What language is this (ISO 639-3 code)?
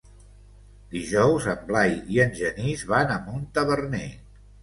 cat